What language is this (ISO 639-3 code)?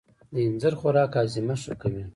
pus